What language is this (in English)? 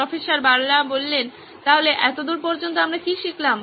Bangla